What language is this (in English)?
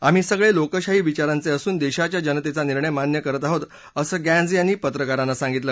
Marathi